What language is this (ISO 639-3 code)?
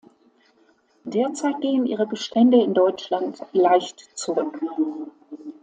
deu